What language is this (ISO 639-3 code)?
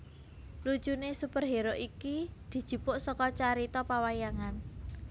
jav